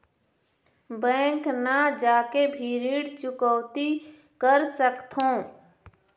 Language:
Chhattisgarhi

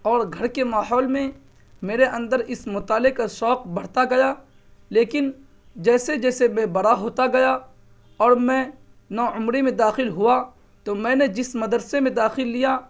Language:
Urdu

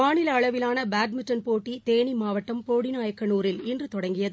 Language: Tamil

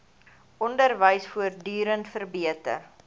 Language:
Afrikaans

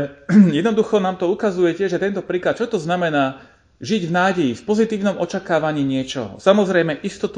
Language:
Slovak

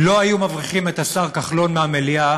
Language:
Hebrew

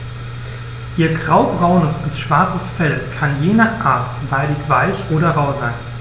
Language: German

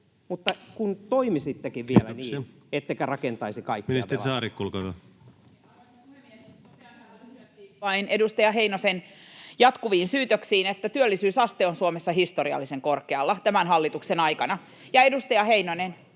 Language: Finnish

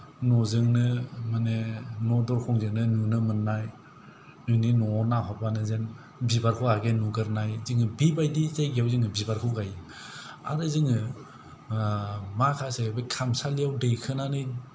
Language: Bodo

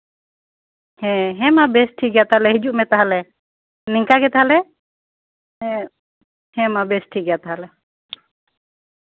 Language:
Santali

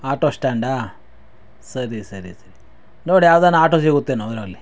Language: Kannada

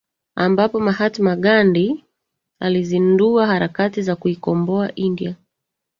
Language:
Swahili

